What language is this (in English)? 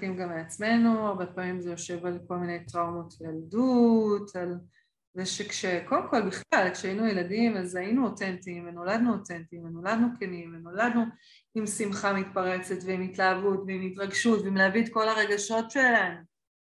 Hebrew